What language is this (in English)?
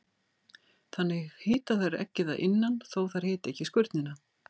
Icelandic